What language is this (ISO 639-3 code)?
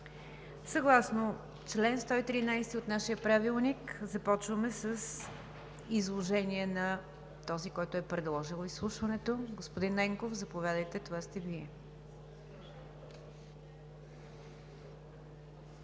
bul